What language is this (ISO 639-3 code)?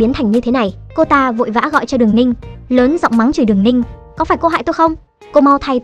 vie